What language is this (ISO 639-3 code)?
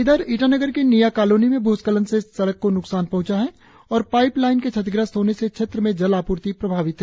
hin